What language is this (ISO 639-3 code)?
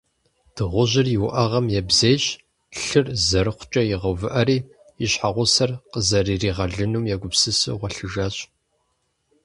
kbd